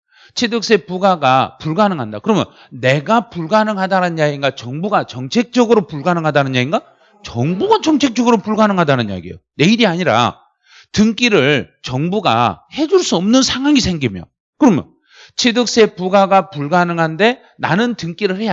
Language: Korean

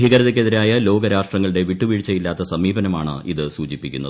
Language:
Malayalam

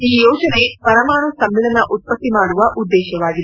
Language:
Kannada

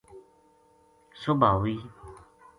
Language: Gujari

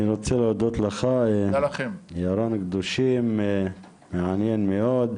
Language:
Hebrew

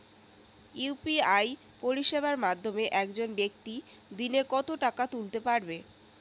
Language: Bangla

